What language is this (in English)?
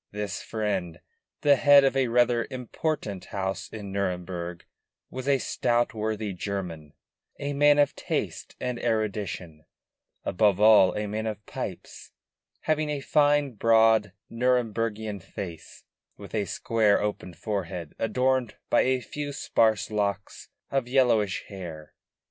English